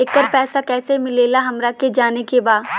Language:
Bhojpuri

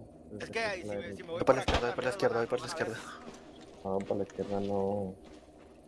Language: Spanish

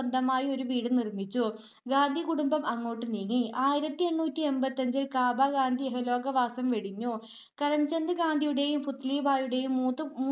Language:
Malayalam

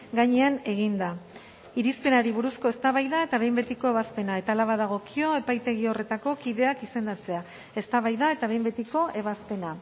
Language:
Basque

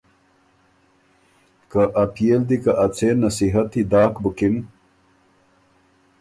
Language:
Ormuri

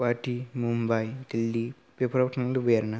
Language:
Bodo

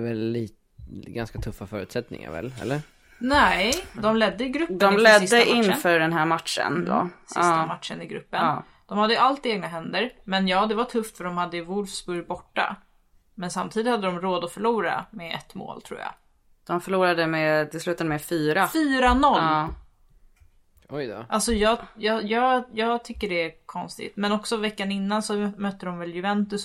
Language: Swedish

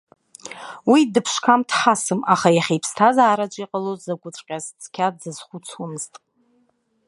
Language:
Abkhazian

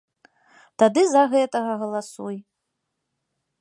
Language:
Belarusian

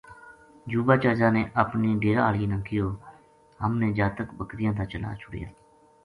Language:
Gujari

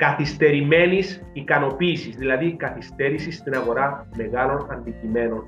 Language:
Greek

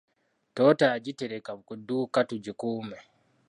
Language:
Ganda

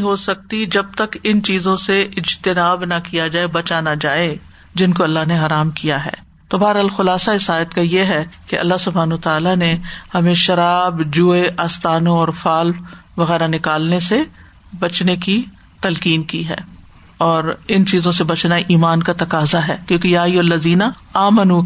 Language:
Urdu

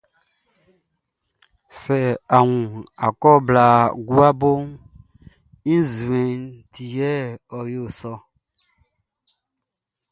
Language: Baoulé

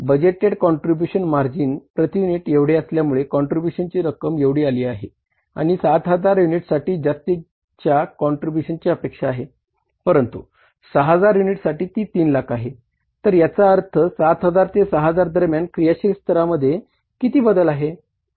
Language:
Marathi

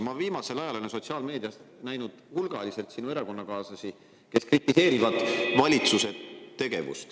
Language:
Estonian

